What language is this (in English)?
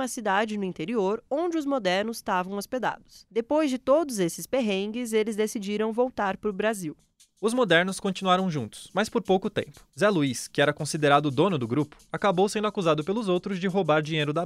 Portuguese